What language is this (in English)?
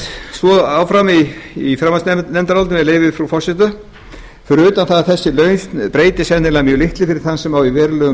Icelandic